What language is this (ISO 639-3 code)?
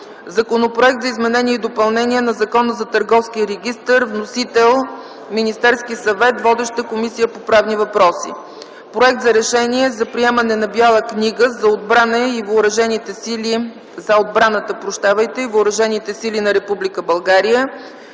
bul